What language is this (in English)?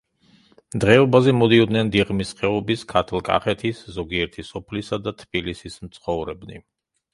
Georgian